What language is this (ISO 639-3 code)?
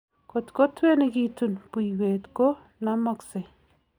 kln